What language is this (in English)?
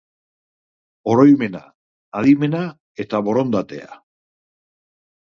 Basque